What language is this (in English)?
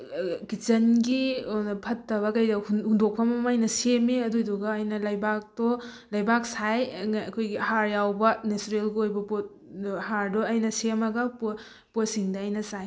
Manipuri